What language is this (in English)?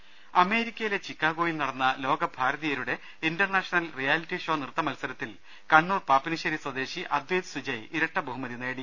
Malayalam